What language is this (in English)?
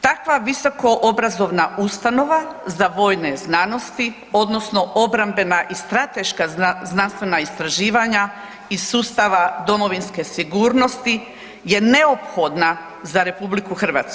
Croatian